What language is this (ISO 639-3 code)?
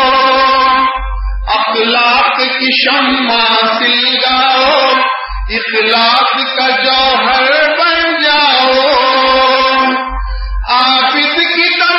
urd